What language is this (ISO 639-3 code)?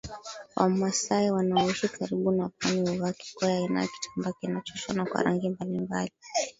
swa